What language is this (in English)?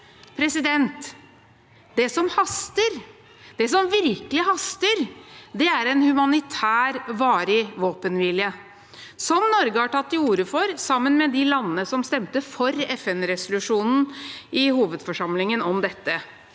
Norwegian